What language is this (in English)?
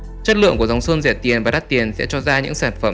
Vietnamese